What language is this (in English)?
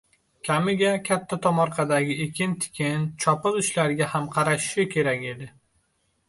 Uzbek